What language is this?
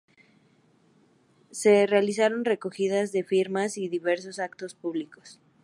Spanish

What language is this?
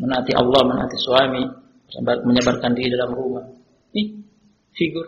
Indonesian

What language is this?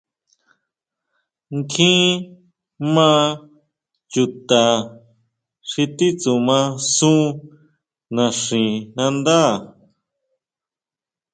Huautla Mazatec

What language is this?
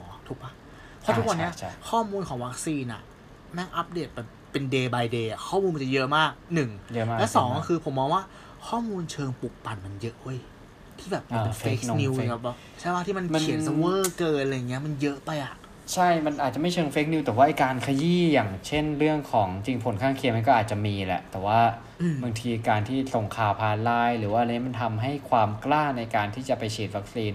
Thai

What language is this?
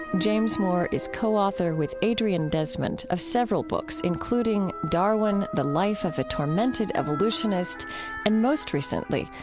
English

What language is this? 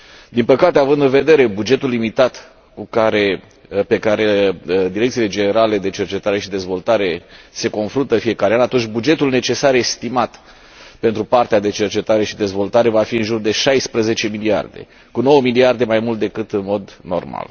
Romanian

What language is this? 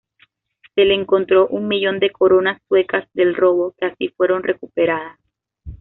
Spanish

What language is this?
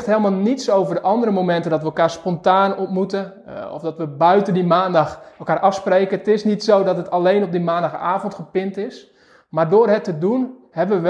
Dutch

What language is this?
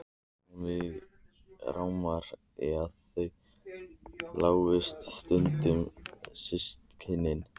Icelandic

